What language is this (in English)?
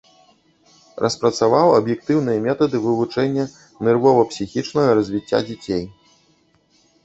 Belarusian